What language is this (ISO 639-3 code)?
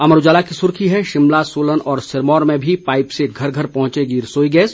hin